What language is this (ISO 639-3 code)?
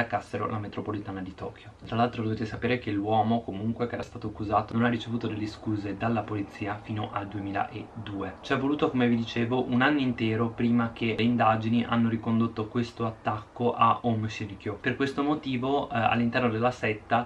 ita